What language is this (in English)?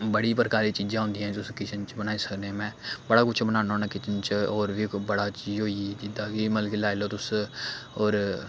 Dogri